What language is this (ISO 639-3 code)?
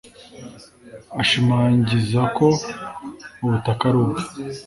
kin